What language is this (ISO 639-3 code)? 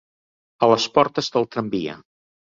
cat